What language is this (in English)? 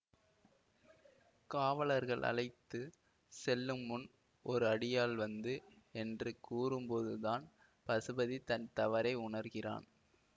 Tamil